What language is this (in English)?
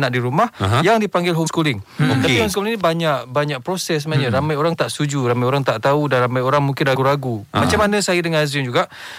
Malay